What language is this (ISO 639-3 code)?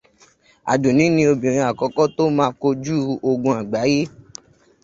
yor